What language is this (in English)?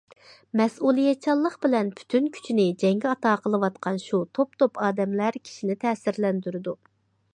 Uyghur